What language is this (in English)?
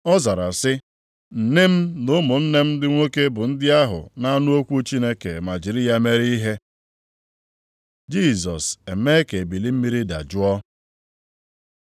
Igbo